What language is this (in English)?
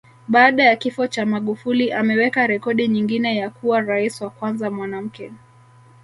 Swahili